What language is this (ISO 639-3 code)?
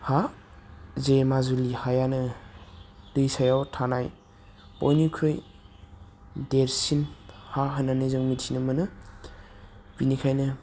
brx